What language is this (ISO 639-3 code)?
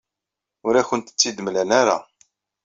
kab